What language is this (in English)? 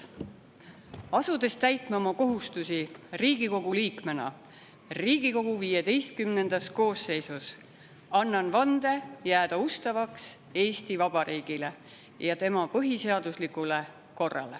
Estonian